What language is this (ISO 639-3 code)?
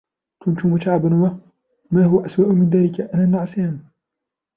ara